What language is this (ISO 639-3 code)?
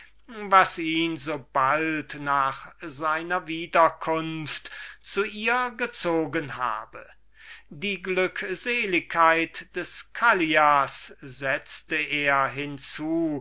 deu